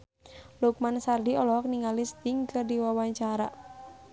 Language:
Sundanese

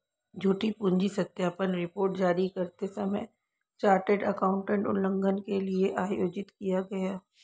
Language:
Hindi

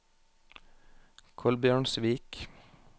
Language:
Norwegian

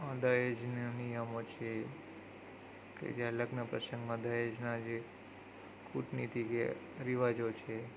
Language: Gujarati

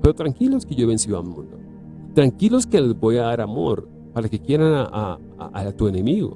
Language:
Spanish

